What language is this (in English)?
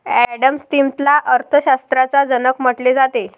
Marathi